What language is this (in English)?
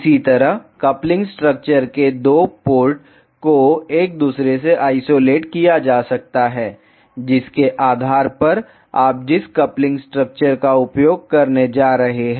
Hindi